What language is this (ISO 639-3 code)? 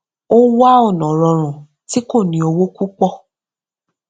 yor